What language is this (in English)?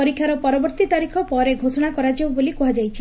Odia